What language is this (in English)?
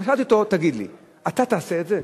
Hebrew